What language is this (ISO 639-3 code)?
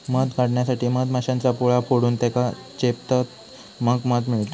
mar